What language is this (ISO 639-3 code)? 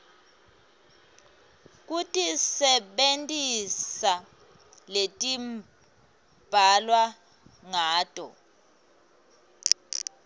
ssw